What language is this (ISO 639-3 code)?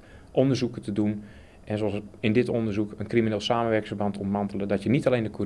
nld